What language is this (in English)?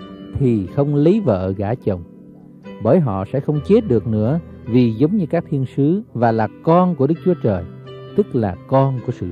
Vietnamese